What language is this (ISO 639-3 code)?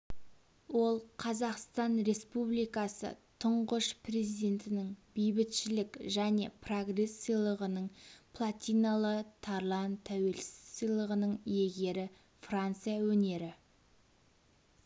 kaz